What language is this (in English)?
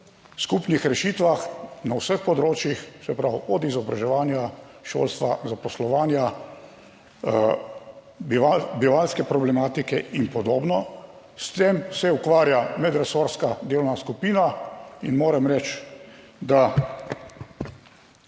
Slovenian